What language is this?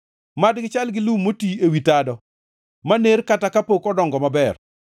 Luo (Kenya and Tanzania)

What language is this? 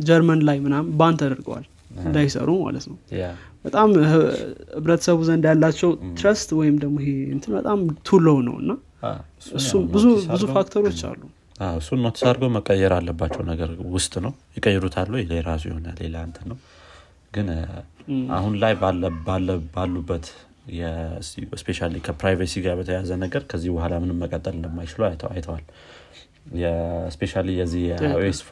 Amharic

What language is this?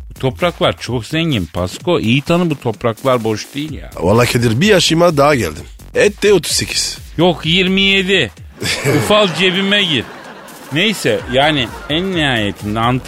Turkish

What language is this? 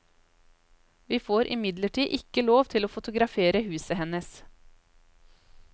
Norwegian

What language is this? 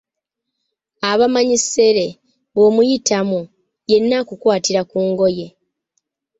Ganda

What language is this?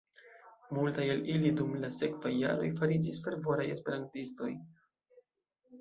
Esperanto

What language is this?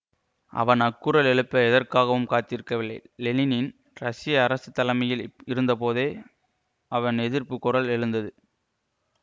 Tamil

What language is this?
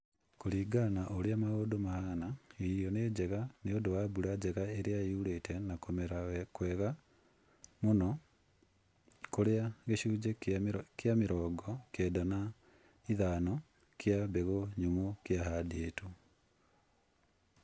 Kikuyu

